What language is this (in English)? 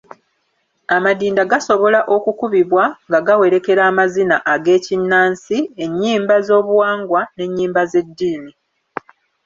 Ganda